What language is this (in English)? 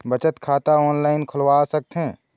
Chhattisgarhi